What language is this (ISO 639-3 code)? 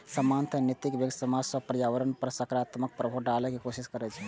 mai